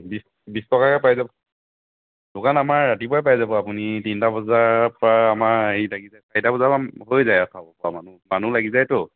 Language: Assamese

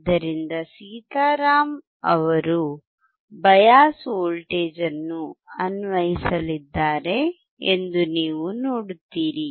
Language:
Kannada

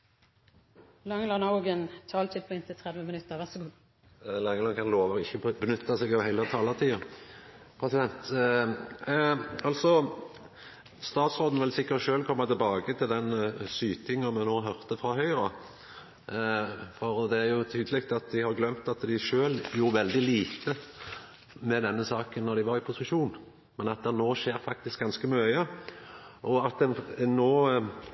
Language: Norwegian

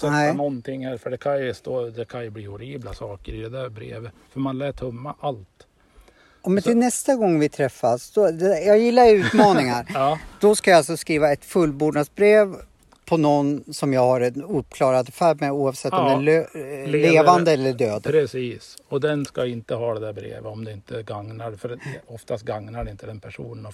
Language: Swedish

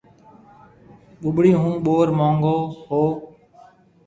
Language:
Marwari (Pakistan)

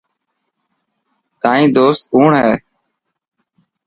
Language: Dhatki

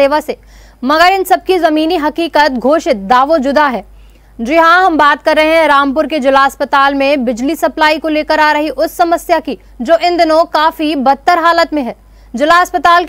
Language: Hindi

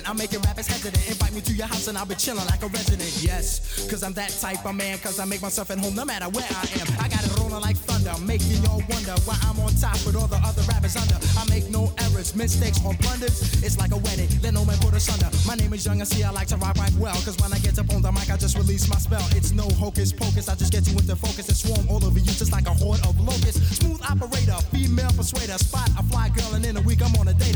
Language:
Hungarian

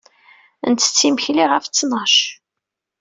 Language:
Kabyle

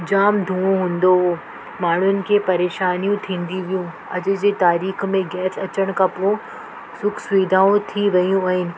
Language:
Sindhi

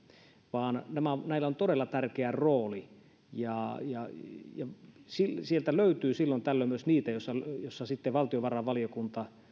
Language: Finnish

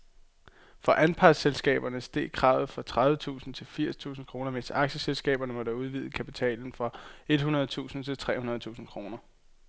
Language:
Danish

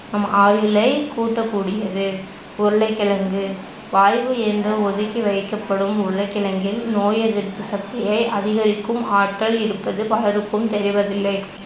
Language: Tamil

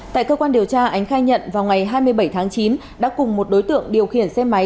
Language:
Vietnamese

